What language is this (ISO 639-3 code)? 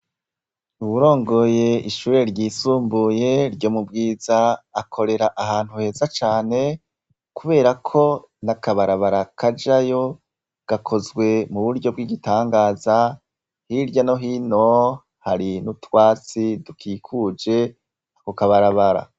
run